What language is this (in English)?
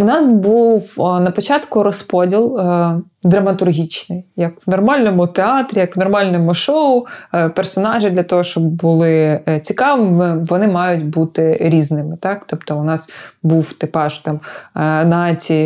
Ukrainian